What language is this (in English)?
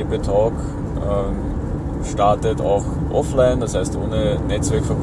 German